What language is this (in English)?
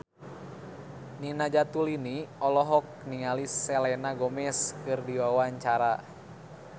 Sundanese